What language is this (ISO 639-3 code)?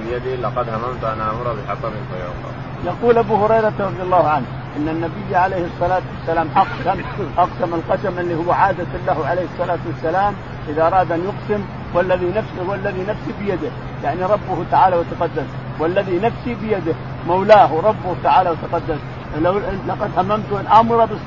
ara